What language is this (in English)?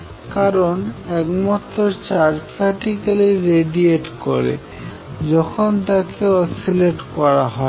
Bangla